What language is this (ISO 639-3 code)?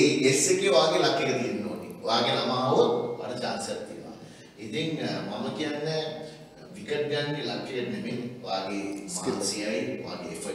eng